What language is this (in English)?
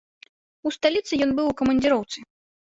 Belarusian